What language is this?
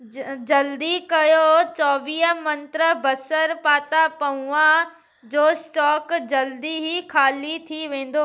Sindhi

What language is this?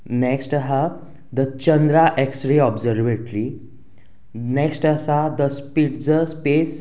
Konkani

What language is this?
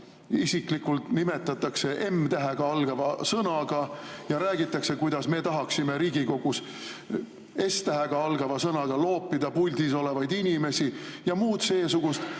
Estonian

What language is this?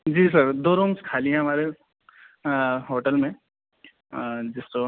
Urdu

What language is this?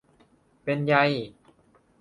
Thai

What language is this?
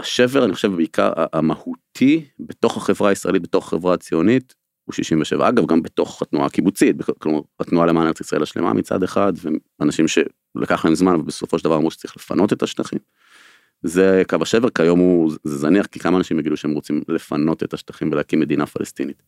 Hebrew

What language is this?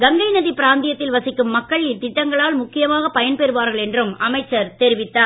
Tamil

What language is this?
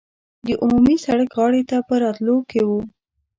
Pashto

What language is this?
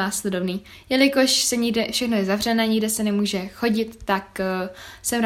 Czech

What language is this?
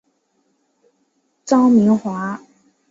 Chinese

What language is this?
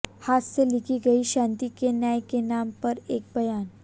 Hindi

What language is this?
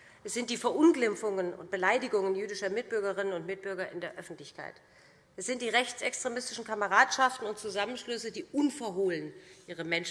German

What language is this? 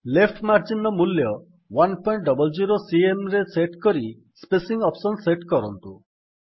Odia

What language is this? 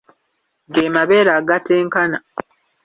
Ganda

